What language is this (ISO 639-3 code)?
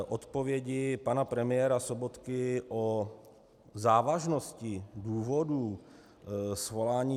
ces